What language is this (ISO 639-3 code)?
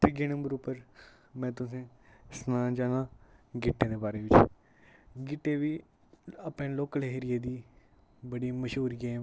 doi